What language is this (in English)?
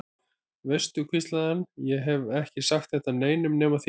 Icelandic